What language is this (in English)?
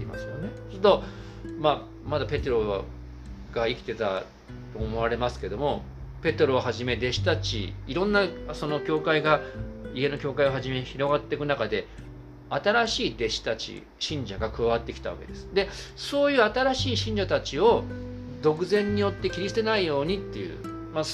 Japanese